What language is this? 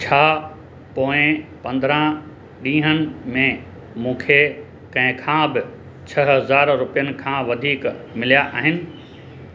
Sindhi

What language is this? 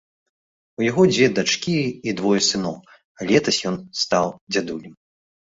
Belarusian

